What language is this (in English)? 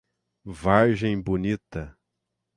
Portuguese